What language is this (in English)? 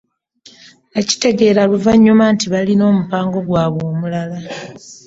Ganda